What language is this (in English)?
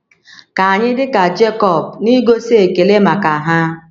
Igbo